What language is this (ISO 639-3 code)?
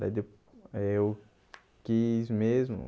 por